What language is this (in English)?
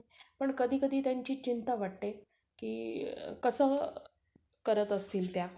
Marathi